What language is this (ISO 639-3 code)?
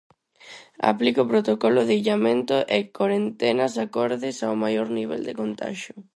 glg